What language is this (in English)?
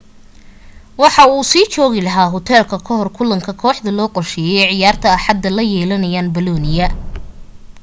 Somali